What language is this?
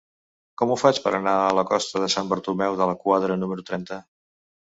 Catalan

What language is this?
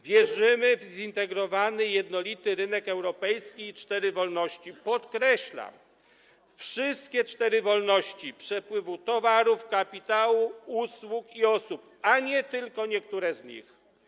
Polish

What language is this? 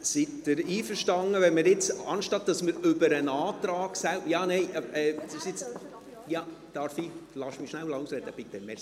Swiss German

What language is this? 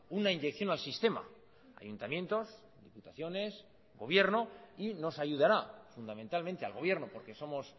Spanish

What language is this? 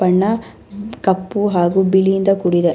Kannada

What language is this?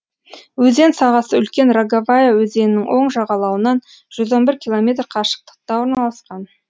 Kazakh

